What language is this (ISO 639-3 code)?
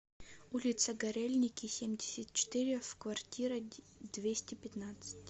rus